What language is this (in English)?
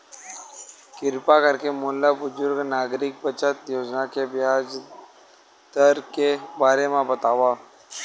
Chhattisgarhi